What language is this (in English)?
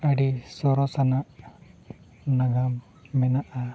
Santali